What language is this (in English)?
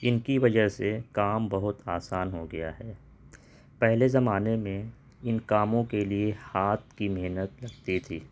Urdu